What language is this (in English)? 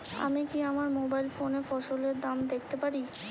Bangla